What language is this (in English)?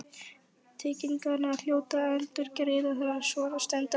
Icelandic